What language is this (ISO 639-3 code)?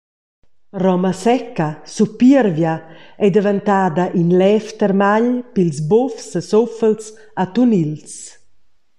roh